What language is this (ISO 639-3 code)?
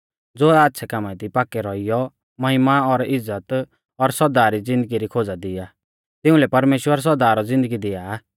bfz